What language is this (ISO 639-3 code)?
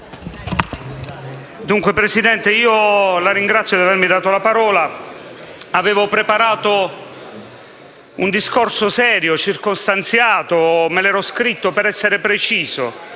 ita